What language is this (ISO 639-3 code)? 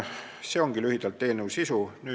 est